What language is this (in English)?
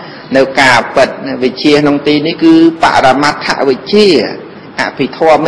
Vietnamese